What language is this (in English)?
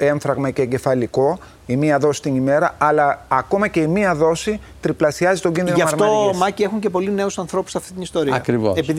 Greek